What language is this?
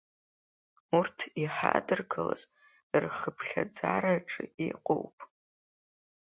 Abkhazian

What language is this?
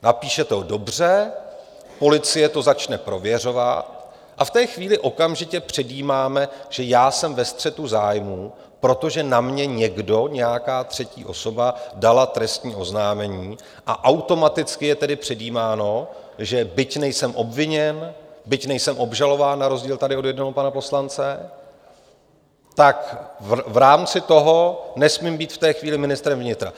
Czech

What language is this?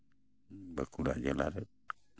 Santali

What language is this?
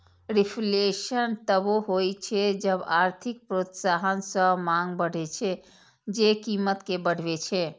Maithili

